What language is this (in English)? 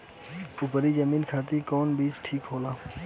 Bhojpuri